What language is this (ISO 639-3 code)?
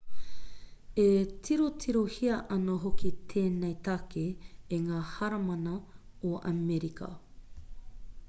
mri